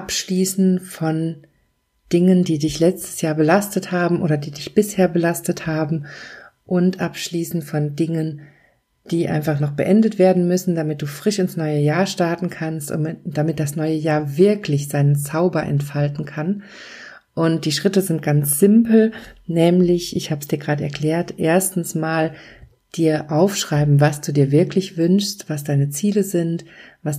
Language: German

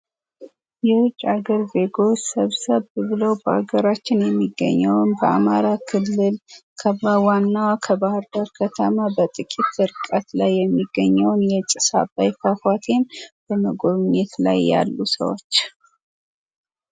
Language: Amharic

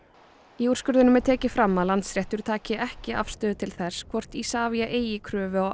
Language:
Icelandic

